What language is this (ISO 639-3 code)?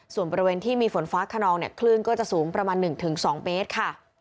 tha